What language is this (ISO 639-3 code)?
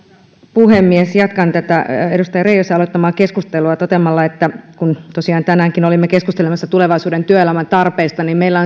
fin